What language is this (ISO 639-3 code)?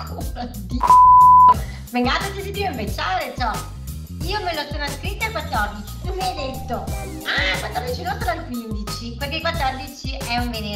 ita